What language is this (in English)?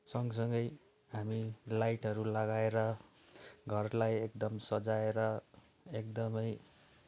Nepali